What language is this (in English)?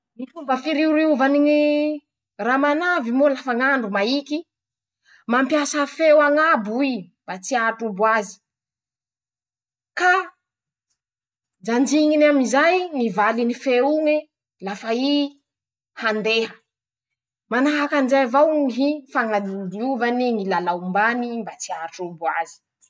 Masikoro Malagasy